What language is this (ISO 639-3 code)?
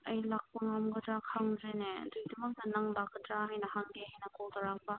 mni